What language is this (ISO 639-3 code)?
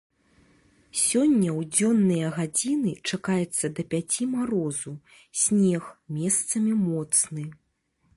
bel